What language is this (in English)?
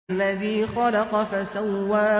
Arabic